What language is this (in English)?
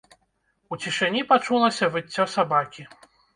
Belarusian